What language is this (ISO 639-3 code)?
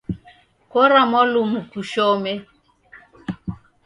dav